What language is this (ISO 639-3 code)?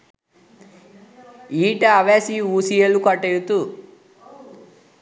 sin